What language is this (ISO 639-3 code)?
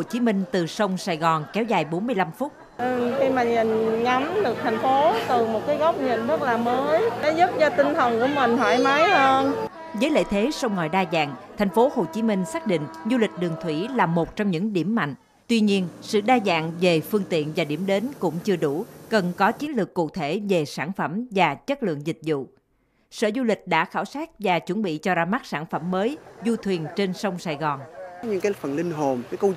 vie